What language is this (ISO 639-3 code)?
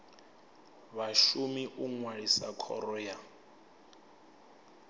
ven